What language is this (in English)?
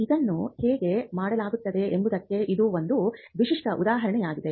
Kannada